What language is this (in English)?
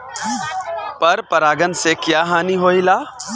Bhojpuri